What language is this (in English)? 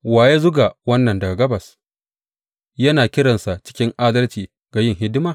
Hausa